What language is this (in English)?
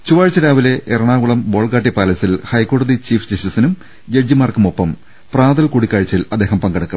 Malayalam